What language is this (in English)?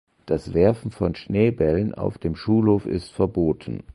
German